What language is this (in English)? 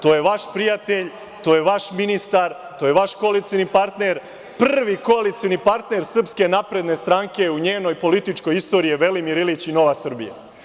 Serbian